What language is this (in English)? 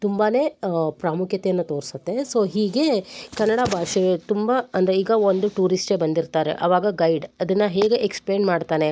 Kannada